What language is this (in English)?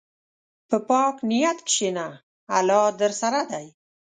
Pashto